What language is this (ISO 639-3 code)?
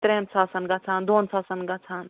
kas